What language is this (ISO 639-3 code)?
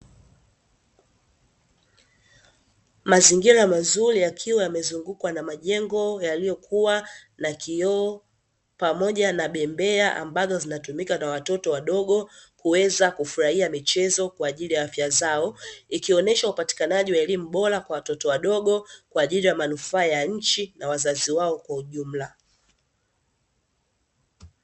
swa